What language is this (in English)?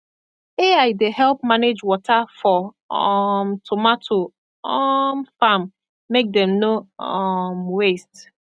Nigerian Pidgin